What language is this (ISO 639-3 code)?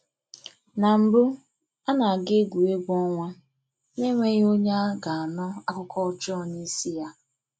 ibo